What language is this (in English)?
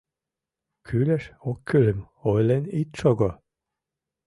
Mari